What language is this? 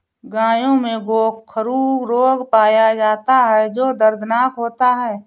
Hindi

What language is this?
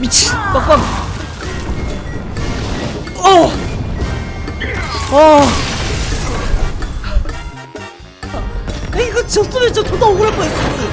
Korean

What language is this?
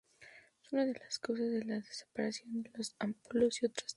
Spanish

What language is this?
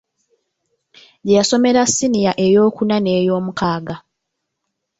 Ganda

